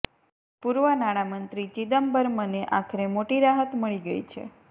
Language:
Gujarati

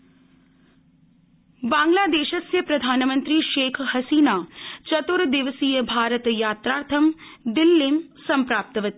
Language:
Sanskrit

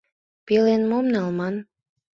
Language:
Mari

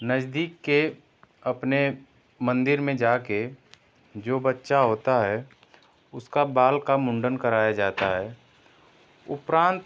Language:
Hindi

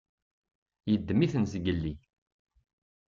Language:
Kabyle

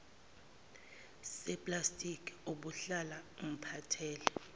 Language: Zulu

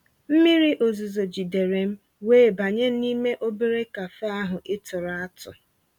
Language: Igbo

